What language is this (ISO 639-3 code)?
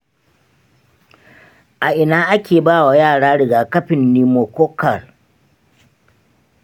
hau